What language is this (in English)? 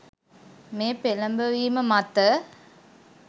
Sinhala